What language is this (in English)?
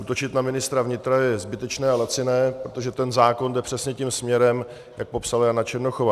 Czech